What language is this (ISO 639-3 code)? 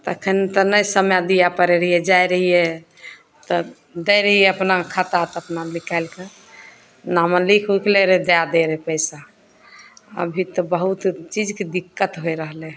mai